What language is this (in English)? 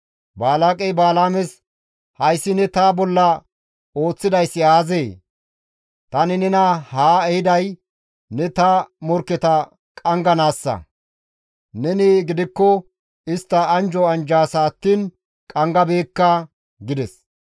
Gamo